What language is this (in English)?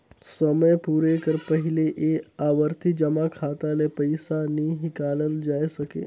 Chhattisgarhi